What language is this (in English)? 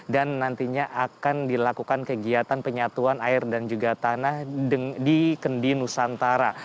Indonesian